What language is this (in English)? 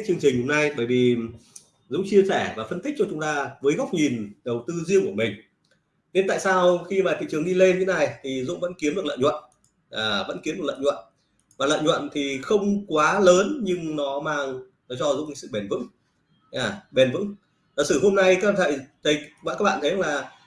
Vietnamese